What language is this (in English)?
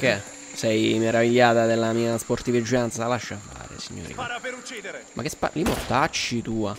Italian